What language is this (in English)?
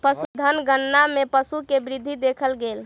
Maithili